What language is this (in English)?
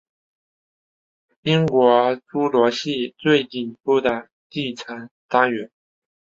Chinese